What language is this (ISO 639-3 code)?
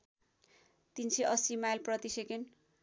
nep